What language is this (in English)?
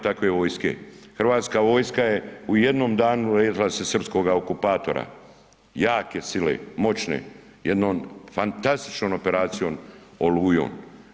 Croatian